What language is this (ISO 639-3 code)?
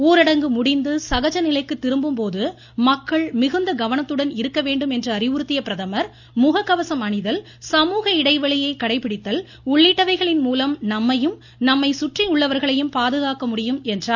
tam